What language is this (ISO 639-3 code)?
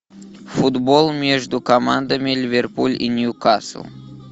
rus